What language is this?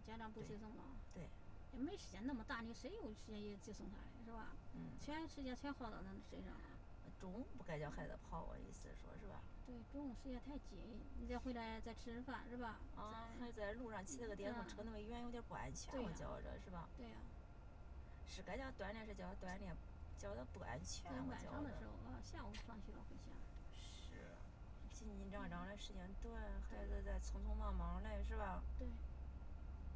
Chinese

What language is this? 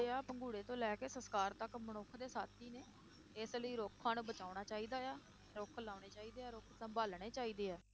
Punjabi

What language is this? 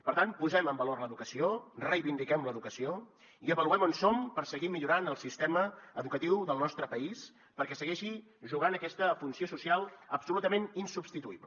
Catalan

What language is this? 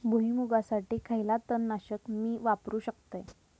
Marathi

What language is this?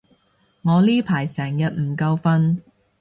Cantonese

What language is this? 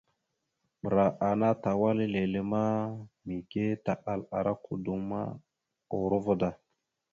Mada (Cameroon)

